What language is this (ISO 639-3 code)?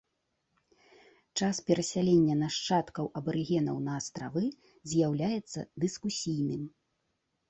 bel